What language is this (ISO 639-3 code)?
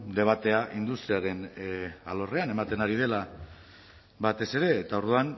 eus